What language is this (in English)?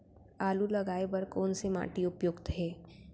Chhattisgarhi